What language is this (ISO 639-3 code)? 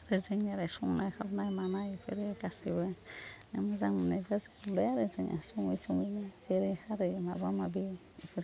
brx